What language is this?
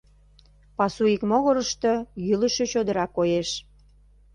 Mari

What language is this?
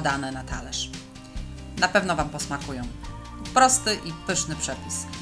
Polish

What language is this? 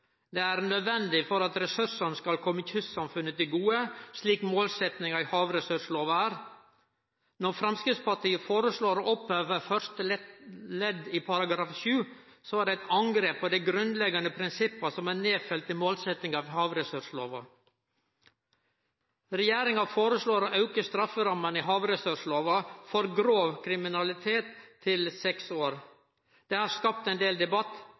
Norwegian Nynorsk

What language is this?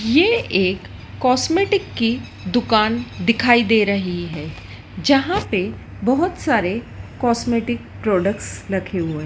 Hindi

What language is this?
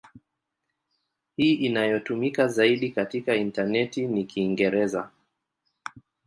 Swahili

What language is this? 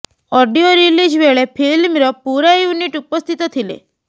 Odia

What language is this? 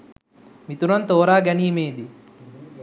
Sinhala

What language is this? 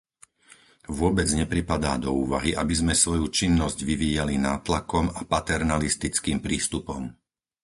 Slovak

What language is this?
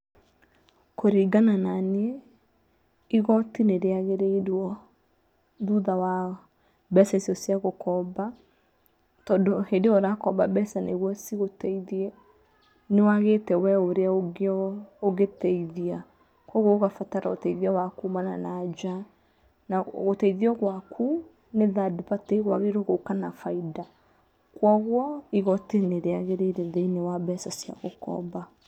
Kikuyu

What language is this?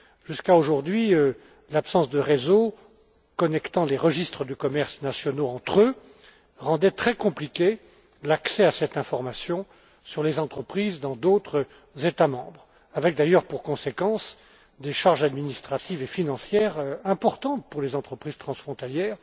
French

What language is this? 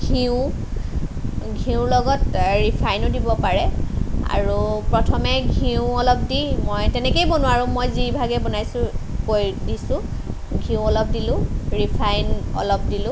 Assamese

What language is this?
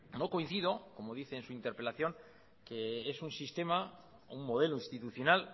Spanish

